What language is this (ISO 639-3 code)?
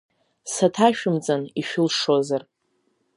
abk